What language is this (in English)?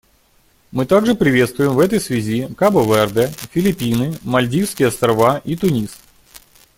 Russian